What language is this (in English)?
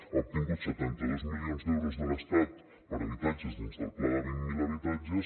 Catalan